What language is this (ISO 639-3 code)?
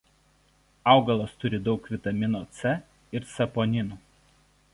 lit